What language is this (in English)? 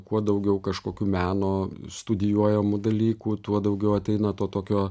Lithuanian